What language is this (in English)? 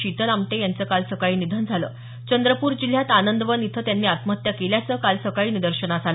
Marathi